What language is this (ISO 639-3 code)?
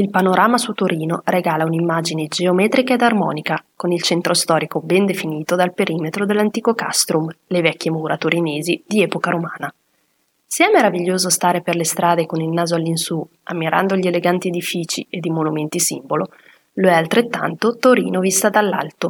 ita